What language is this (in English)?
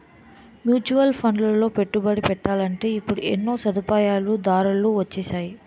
Telugu